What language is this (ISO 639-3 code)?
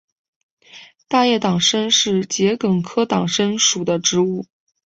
zho